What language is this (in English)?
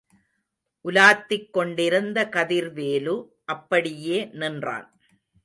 Tamil